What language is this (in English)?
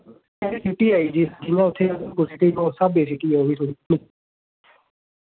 Dogri